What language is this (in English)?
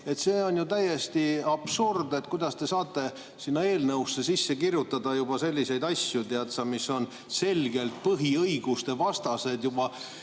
Estonian